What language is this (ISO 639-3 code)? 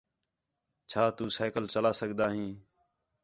xhe